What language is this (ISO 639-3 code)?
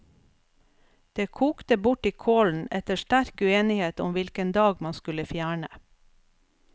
nor